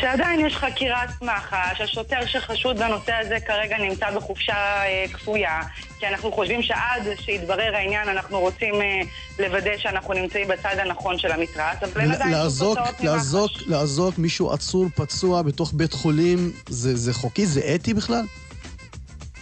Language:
Hebrew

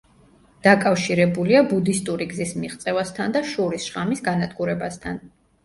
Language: Georgian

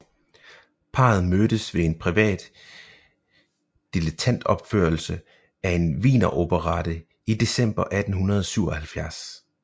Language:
Danish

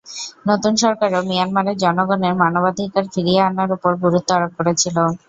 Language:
Bangla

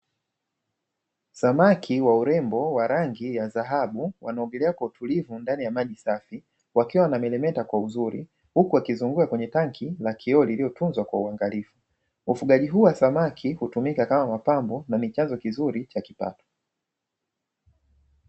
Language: Swahili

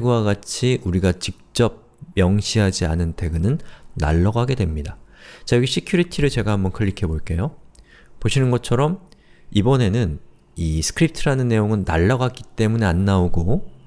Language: Korean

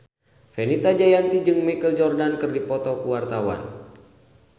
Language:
Sundanese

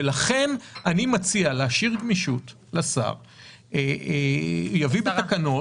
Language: Hebrew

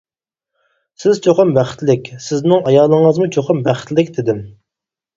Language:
Uyghur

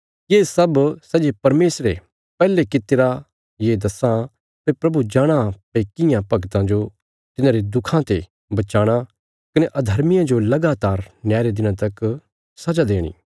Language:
Bilaspuri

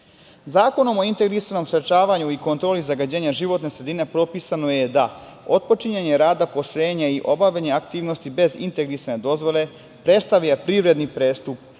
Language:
Serbian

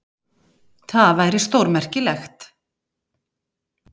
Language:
Icelandic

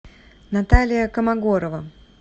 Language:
Russian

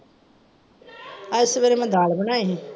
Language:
Punjabi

